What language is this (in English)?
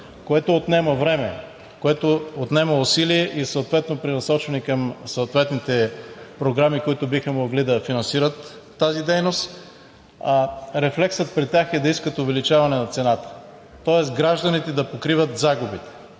Bulgarian